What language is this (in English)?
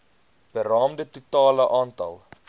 Afrikaans